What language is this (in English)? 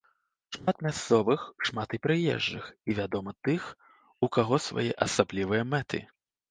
Belarusian